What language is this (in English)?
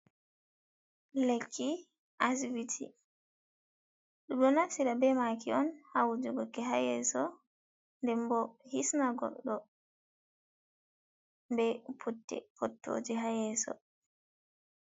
Fula